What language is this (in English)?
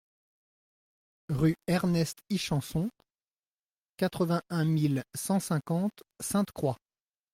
French